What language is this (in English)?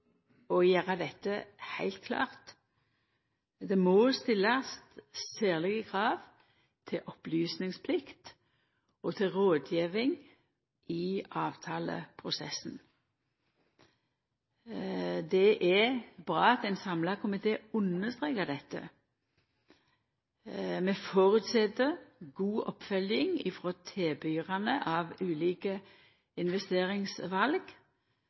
Norwegian Nynorsk